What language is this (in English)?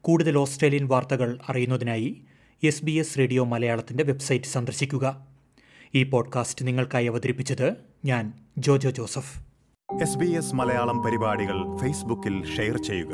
Malayalam